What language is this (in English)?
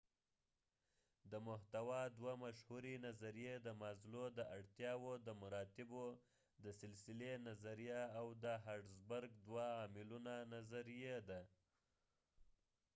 Pashto